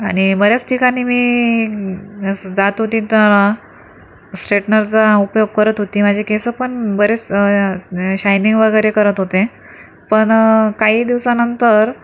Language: Marathi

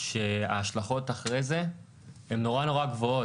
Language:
Hebrew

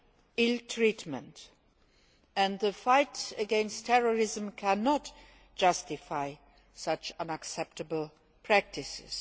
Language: English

